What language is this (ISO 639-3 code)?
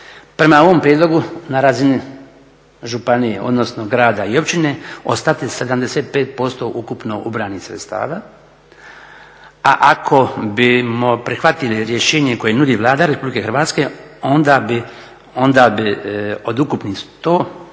hrv